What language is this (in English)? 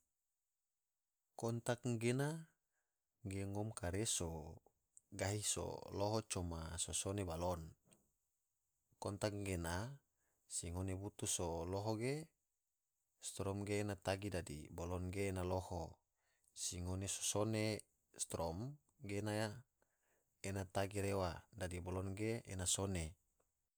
Tidore